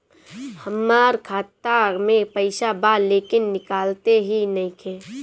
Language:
Bhojpuri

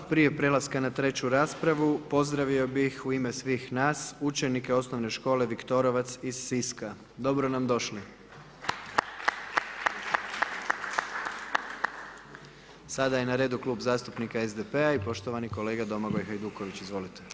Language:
Croatian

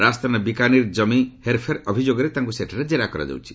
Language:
Odia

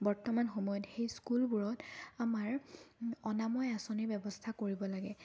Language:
Assamese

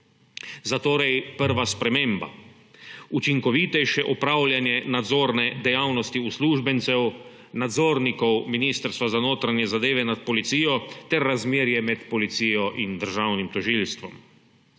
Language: Slovenian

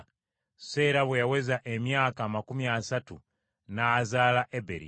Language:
Ganda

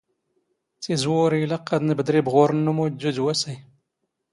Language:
Standard Moroccan Tamazight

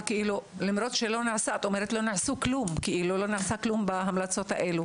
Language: Hebrew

